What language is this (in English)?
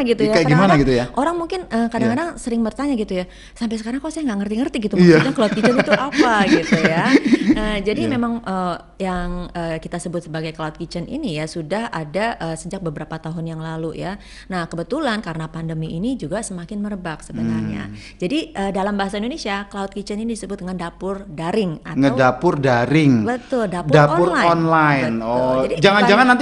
Indonesian